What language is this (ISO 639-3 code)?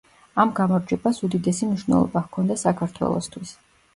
kat